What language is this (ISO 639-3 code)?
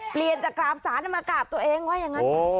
tha